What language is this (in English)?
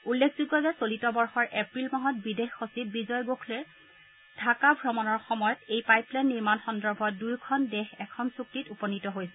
Assamese